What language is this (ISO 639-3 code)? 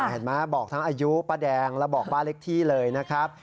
tha